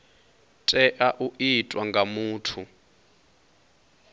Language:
Venda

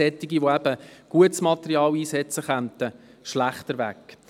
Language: Swiss German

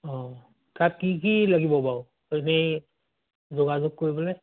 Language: Assamese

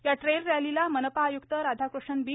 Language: Marathi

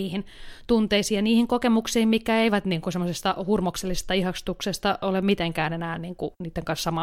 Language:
Finnish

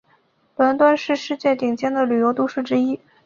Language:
Chinese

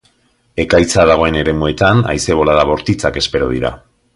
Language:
Basque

